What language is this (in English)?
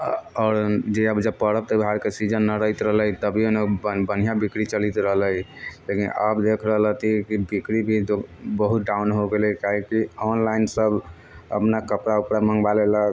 Maithili